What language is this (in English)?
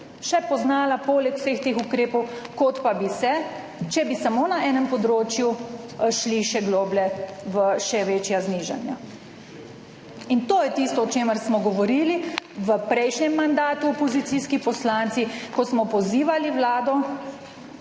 Slovenian